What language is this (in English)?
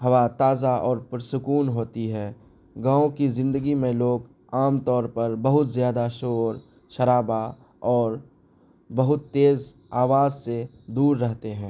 Urdu